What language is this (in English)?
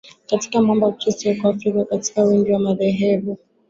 Swahili